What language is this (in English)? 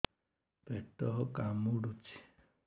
Odia